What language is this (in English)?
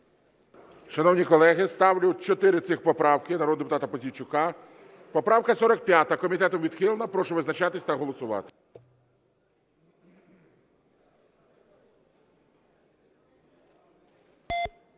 Ukrainian